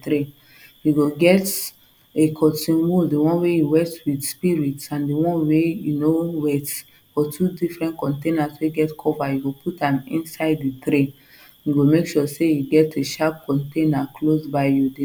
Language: Nigerian Pidgin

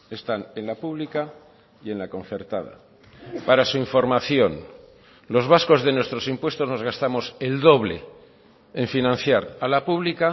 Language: Spanish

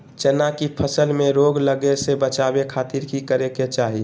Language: Magahi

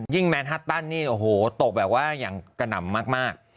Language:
Thai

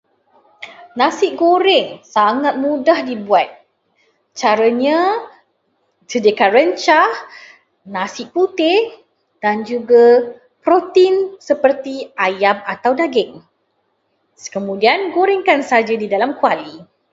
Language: Malay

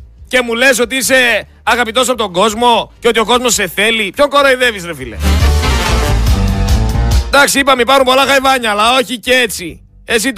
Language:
Greek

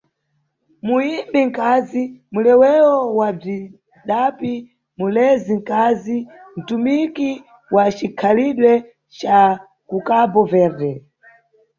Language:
Nyungwe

